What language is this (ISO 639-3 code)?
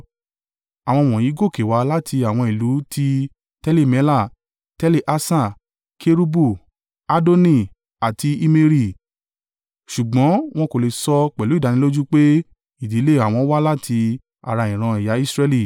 yor